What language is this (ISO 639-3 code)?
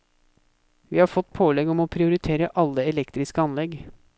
nor